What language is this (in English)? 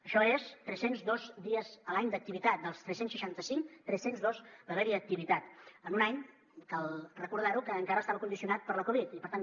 Catalan